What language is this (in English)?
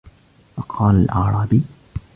Arabic